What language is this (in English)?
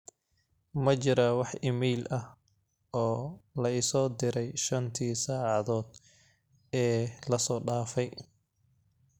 Somali